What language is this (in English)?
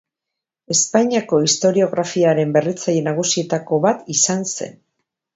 Basque